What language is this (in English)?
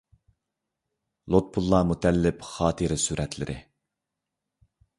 Uyghur